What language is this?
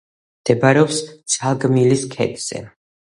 Georgian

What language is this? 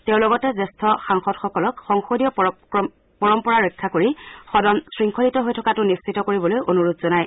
Assamese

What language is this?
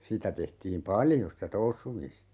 Finnish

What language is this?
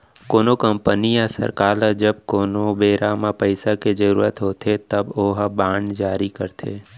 Chhattisgarhi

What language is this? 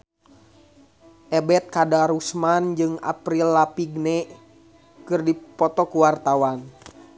Sundanese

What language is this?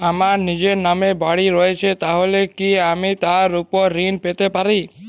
Bangla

